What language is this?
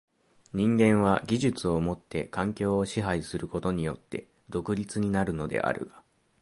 Japanese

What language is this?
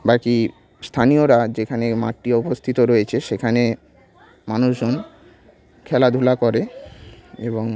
Bangla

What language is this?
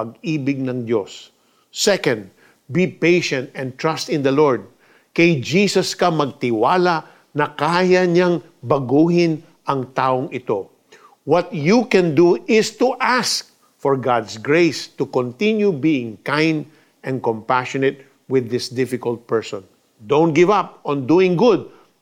Filipino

